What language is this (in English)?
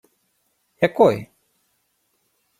Ukrainian